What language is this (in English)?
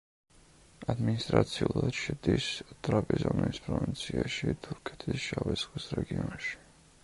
Georgian